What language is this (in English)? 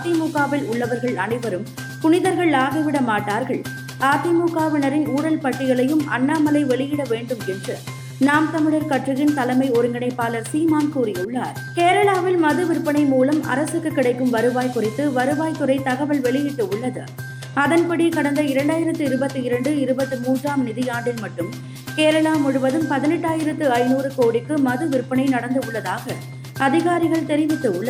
Tamil